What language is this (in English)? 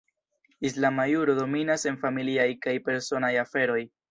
Esperanto